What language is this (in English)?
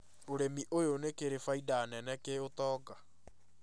Kikuyu